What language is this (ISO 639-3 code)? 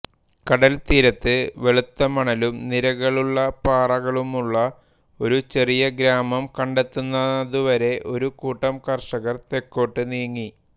mal